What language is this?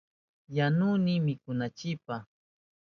Southern Pastaza Quechua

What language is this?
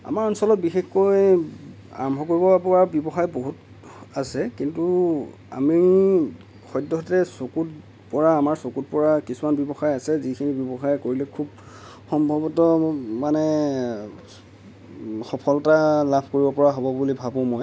Assamese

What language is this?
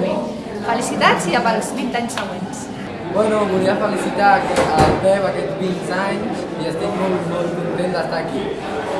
Spanish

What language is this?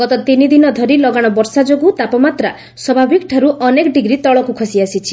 Odia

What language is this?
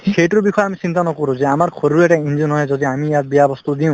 Assamese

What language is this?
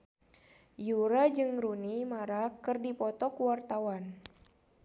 Sundanese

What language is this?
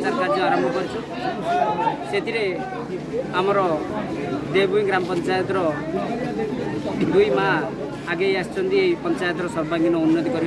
Indonesian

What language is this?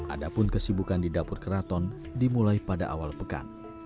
Indonesian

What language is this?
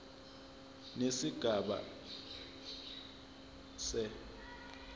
Zulu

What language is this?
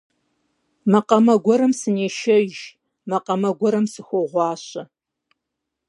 Kabardian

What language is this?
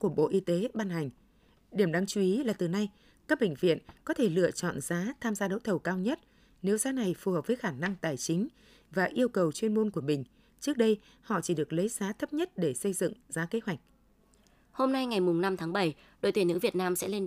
Vietnamese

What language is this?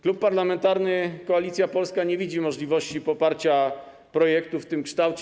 Polish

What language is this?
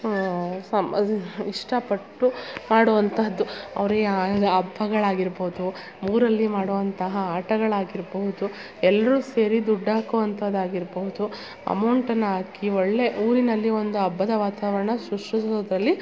Kannada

